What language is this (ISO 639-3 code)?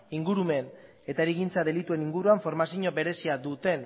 eus